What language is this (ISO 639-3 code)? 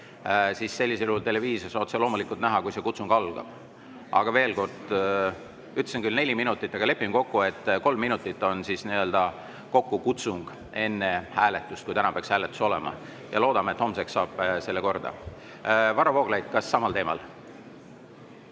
est